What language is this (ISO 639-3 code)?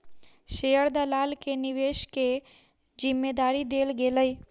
mai